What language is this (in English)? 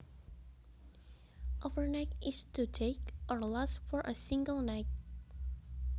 Javanese